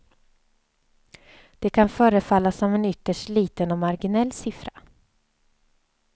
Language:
Swedish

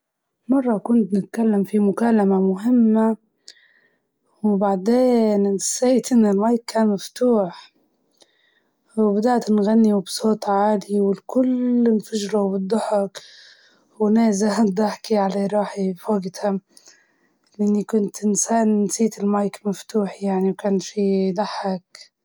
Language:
Libyan Arabic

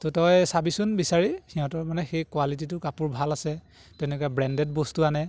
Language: Assamese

